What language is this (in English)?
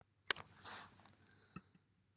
Welsh